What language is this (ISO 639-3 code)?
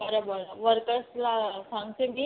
mar